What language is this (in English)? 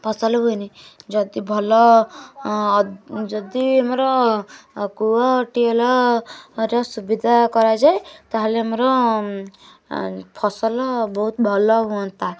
Odia